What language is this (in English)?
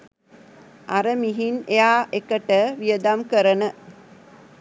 Sinhala